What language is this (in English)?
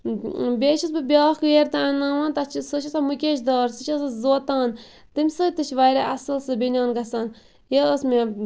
Kashmiri